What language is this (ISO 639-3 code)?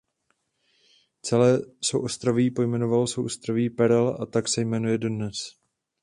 ces